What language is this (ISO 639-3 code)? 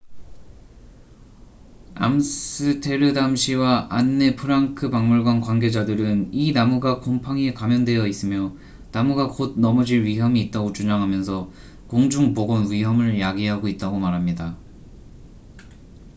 kor